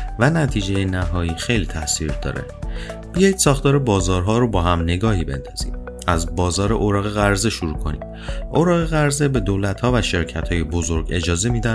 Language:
Persian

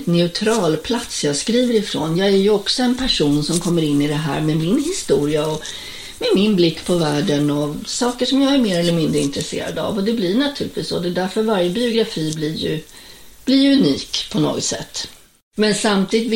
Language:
Swedish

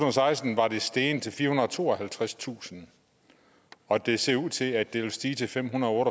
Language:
Danish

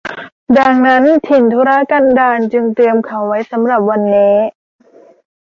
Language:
Thai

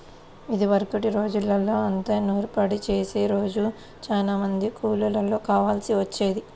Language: Telugu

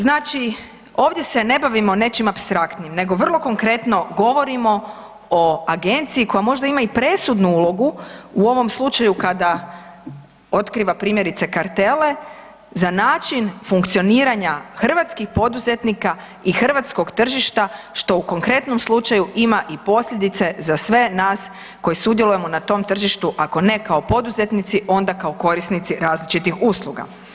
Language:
Croatian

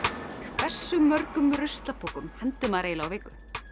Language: Icelandic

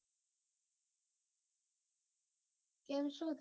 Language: Gujarati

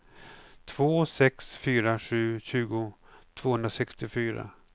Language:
Swedish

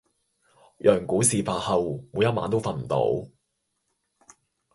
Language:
Cantonese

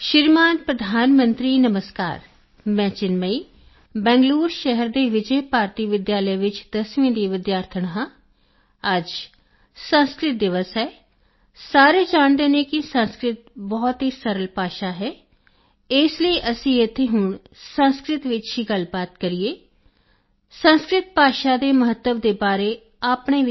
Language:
Punjabi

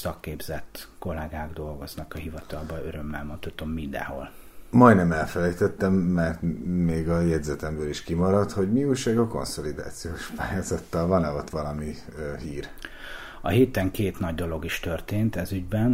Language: Hungarian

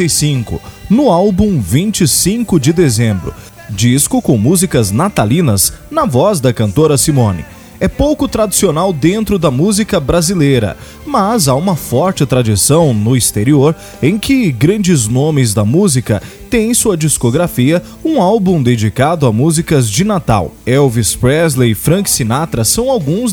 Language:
Portuguese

